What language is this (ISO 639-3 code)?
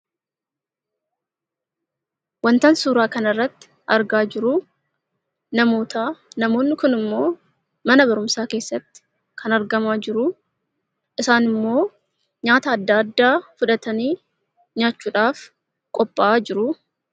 orm